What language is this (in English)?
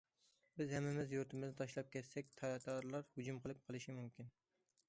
Uyghur